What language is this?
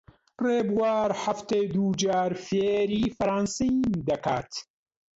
Central Kurdish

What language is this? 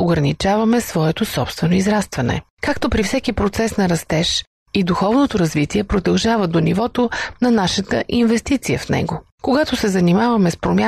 Bulgarian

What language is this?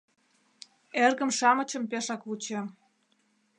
Mari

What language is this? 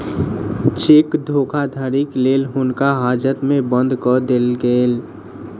Maithili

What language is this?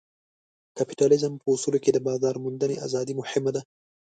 Pashto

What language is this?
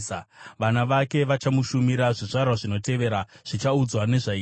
Shona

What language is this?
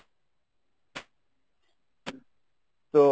Bangla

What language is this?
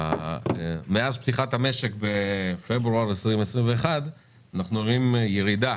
Hebrew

